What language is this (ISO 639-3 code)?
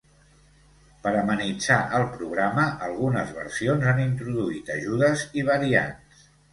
cat